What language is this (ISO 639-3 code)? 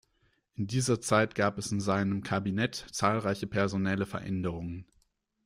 deu